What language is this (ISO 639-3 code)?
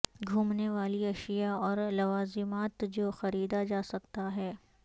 urd